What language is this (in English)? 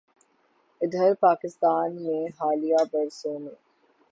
Urdu